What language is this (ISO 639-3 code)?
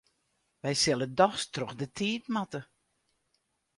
fry